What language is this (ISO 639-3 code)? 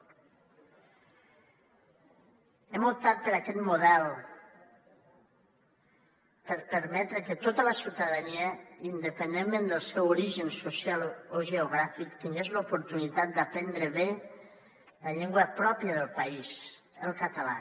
cat